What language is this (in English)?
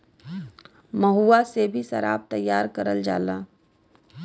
Bhojpuri